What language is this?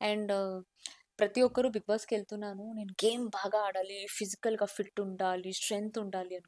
Telugu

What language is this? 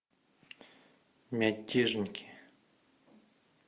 Russian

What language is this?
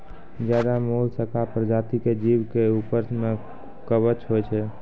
Maithili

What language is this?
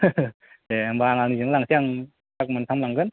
Bodo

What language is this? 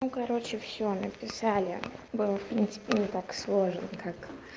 Russian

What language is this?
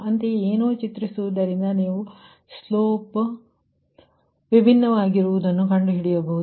Kannada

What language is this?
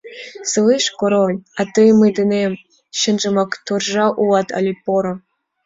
Mari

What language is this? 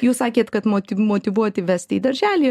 Lithuanian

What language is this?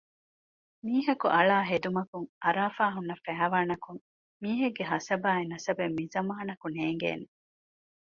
Divehi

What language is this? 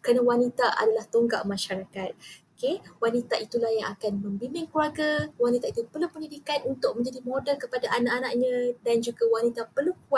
Malay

